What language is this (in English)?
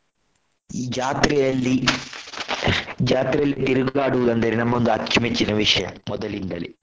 Kannada